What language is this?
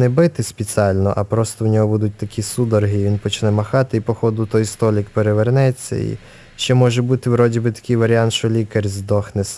Russian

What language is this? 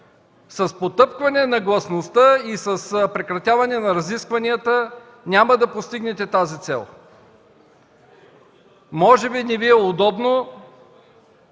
Bulgarian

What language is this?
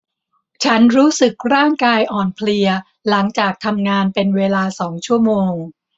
Thai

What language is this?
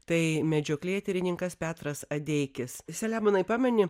Lithuanian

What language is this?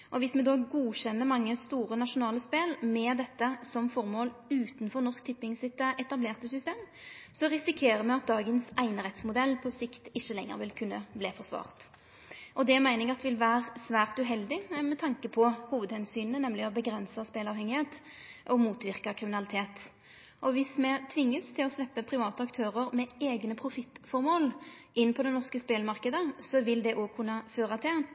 Norwegian Nynorsk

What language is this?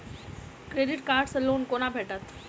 Maithili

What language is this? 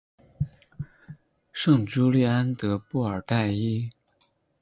Chinese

